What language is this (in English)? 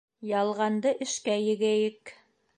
Bashkir